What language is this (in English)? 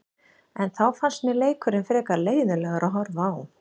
Icelandic